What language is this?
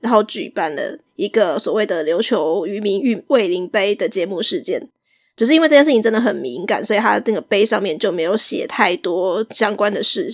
Chinese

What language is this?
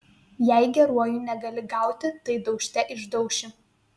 Lithuanian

